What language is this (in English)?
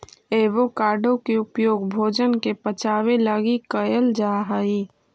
Magahi